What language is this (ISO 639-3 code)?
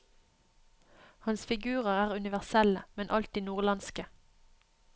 nor